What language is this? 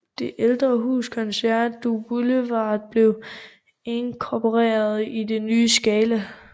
Danish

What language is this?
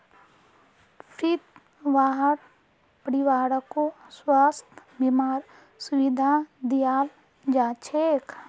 Magahi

